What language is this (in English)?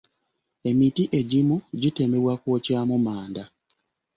Ganda